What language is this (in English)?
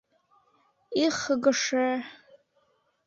Bashkir